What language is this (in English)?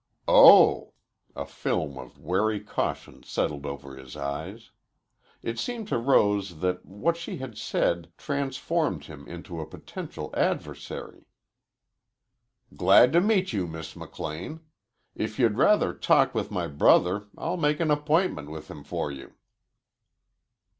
English